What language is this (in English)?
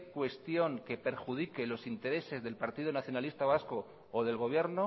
Spanish